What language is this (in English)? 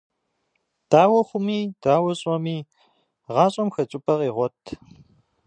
Kabardian